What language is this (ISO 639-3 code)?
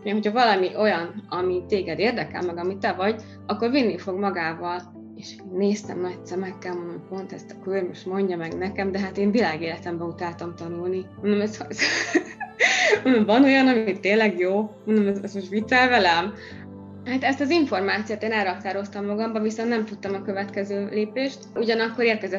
hun